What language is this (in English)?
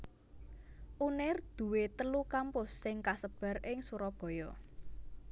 Javanese